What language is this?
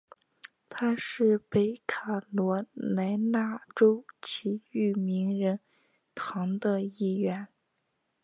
Chinese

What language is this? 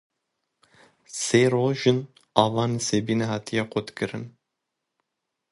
Kurdish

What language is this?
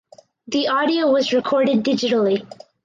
English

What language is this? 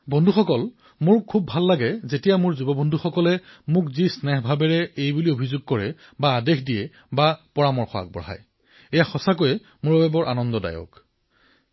Assamese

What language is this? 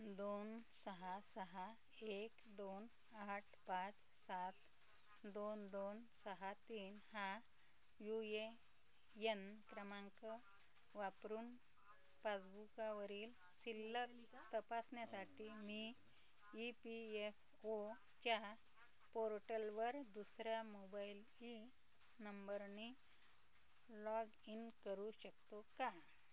Marathi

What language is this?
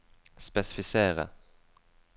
Norwegian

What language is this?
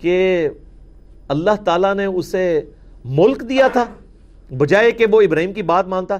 Urdu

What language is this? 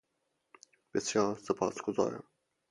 Persian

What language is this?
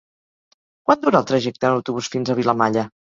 Catalan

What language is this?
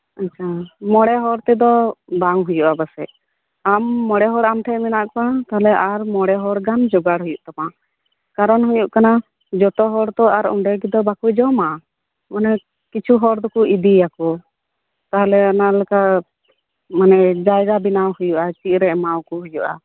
Santali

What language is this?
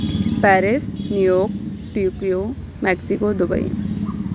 Urdu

